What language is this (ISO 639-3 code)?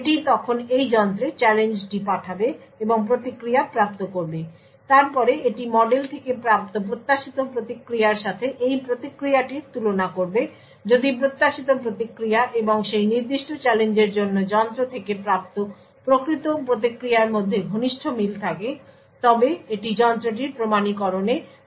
ben